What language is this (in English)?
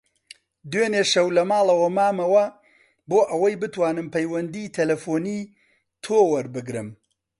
Central Kurdish